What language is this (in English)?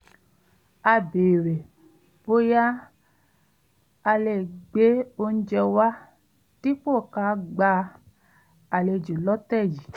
Yoruba